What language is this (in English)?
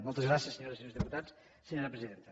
Catalan